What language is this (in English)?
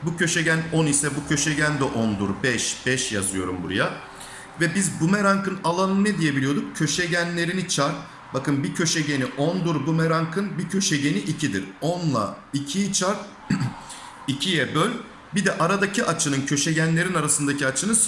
Turkish